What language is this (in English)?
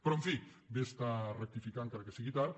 Catalan